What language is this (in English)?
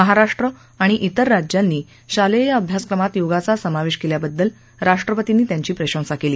Marathi